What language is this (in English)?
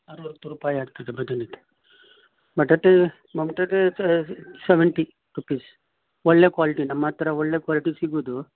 Kannada